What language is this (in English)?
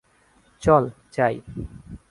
Bangla